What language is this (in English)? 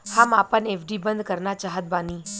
Bhojpuri